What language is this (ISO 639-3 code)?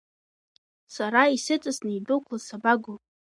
abk